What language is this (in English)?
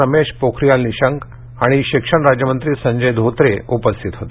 Marathi